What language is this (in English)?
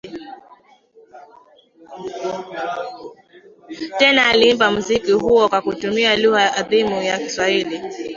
Swahili